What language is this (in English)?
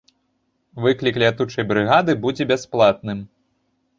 Belarusian